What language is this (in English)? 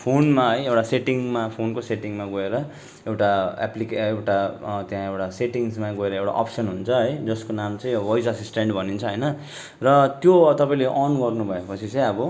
Nepali